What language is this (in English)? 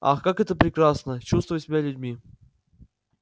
Russian